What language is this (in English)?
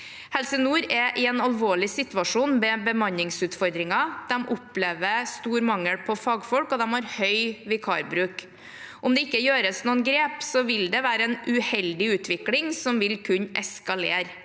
Norwegian